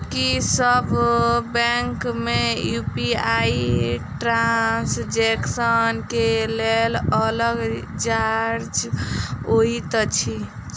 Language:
Maithili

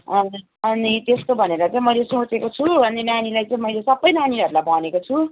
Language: Nepali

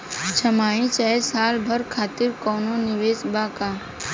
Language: Bhojpuri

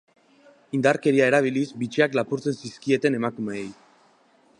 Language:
Basque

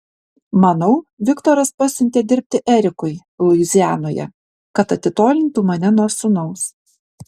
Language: Lithuanian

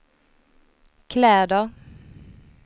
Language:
Swedish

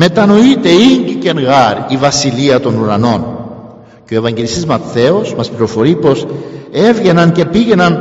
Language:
Greek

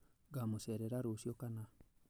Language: Kikuyu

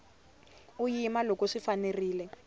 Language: Tsonga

